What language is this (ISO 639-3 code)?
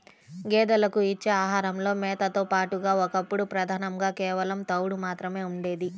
tel